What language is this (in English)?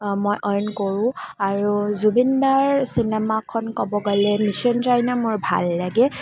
Assamese